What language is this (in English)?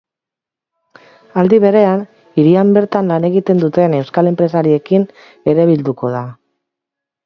Basque